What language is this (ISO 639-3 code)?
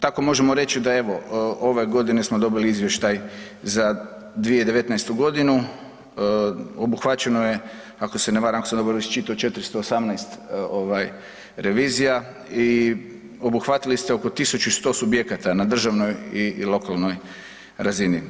hrv